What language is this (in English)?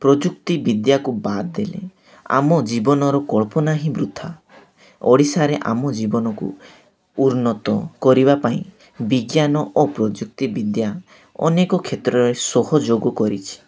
Odia